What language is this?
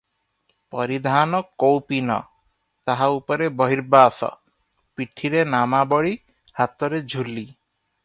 Odia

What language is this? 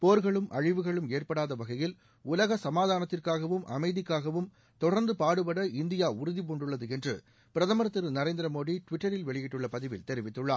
Tamil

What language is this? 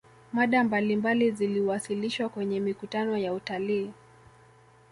Swahili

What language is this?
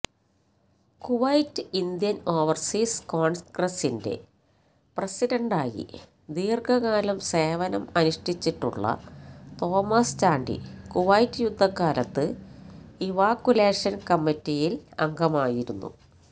Malayalam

